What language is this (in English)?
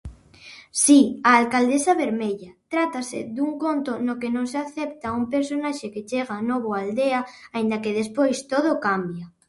Galician